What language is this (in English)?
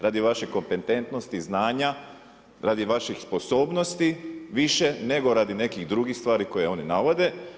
Croatian